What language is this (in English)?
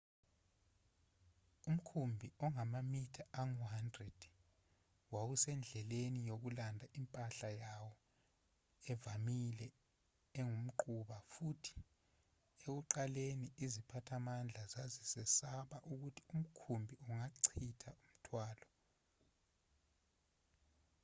Zulu